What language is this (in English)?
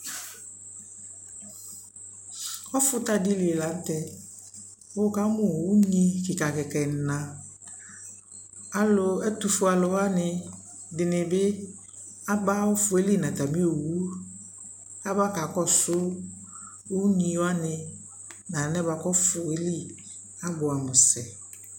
Ikposo